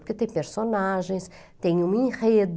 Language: Portuguese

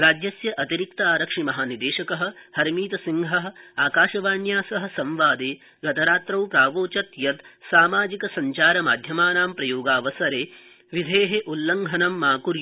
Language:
Sanskrit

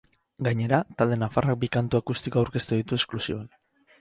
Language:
Basque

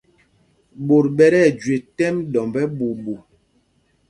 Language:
Mpumpong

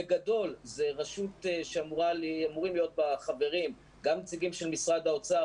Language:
Hebrew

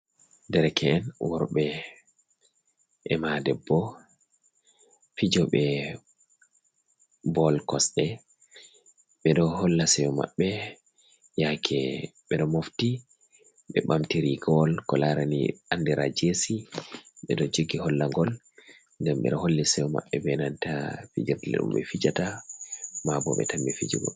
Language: Fula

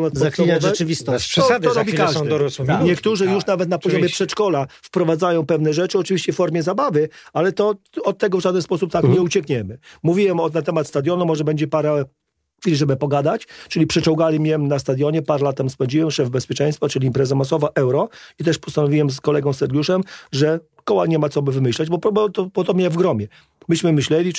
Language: Polish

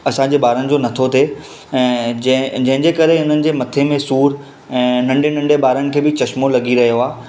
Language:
Sindhi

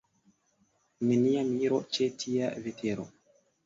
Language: Esperanto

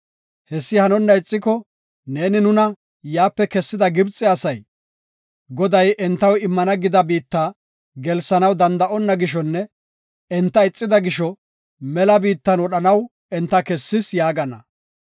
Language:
Gofa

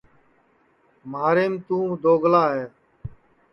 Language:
Sansi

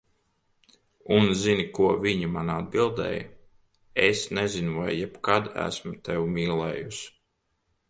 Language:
Latvian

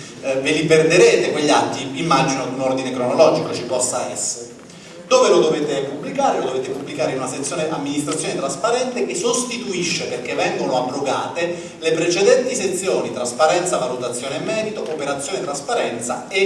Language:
Italian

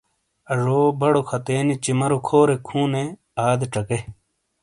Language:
Shina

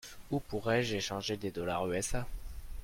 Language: French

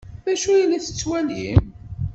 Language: Kabyle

